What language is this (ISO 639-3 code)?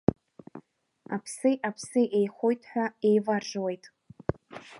abk